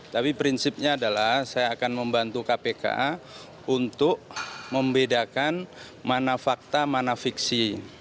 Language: Indonesian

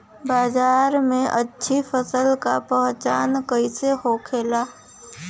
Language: Bhojpuri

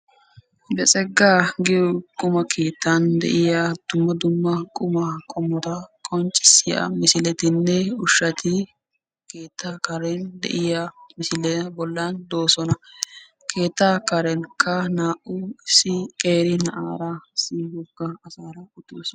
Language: Wolaytta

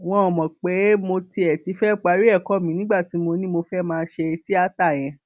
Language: Yoruba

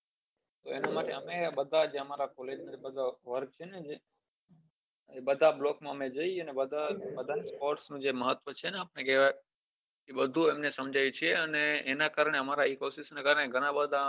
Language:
Gujarati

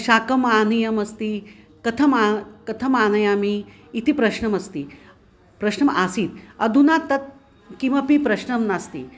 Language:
Sanskrit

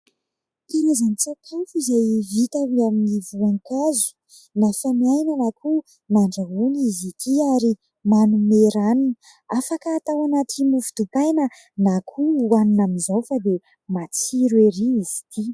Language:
Malagasy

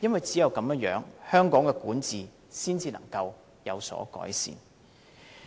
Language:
Cantonese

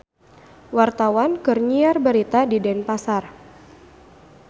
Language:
Sundanese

